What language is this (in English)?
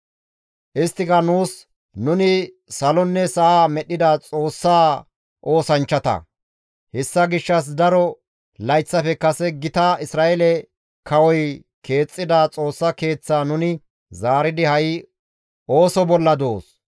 Gamo